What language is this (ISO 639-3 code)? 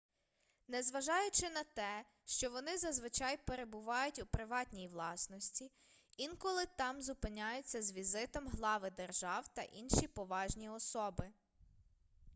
ukr